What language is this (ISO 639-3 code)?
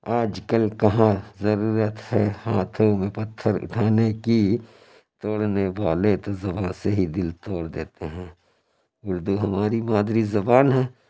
urd